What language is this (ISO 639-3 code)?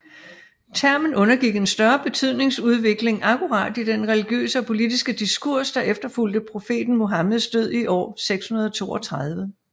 dan